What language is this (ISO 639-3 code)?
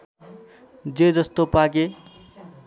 nep